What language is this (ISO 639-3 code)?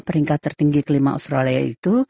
ind